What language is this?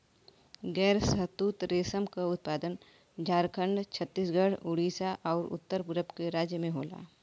Bhojpuri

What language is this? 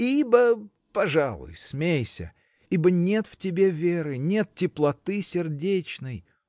Russian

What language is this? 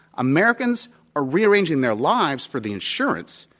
English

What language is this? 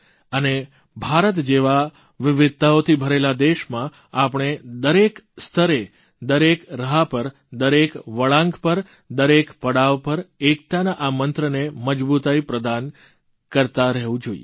Gujarati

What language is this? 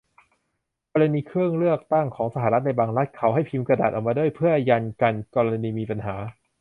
Thai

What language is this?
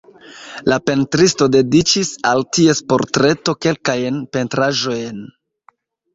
Esperanto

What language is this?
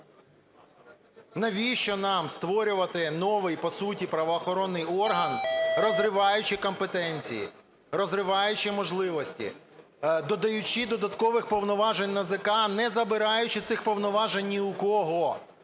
Ukrainian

